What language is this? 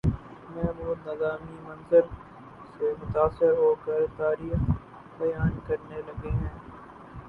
Urdu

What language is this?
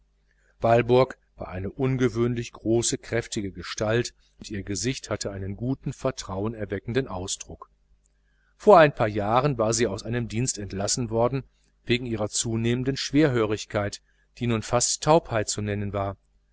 German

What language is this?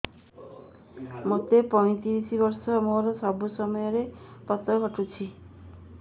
Odia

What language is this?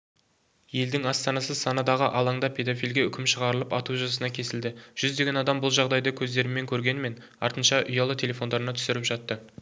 Kazakh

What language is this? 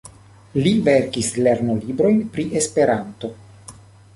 Esperanto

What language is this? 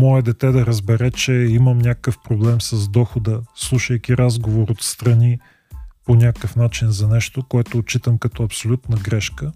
Bulgarian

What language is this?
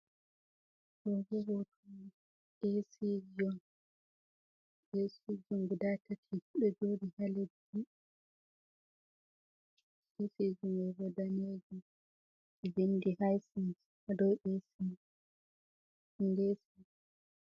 Fula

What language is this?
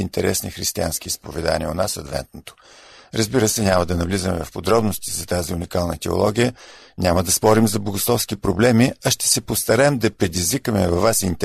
Bulgarian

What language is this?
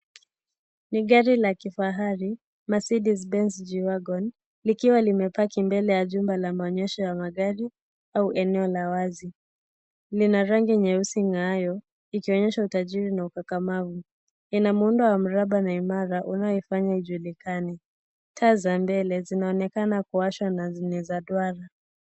Swahili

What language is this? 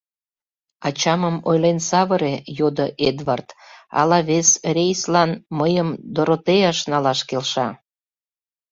Mari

